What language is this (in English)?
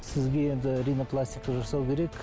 Kazakh